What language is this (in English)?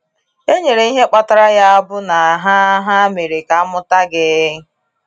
Igbo